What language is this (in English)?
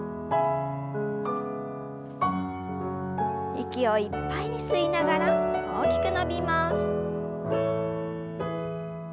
Japanese